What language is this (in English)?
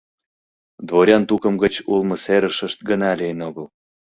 Mari